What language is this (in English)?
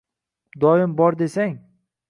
Uzbek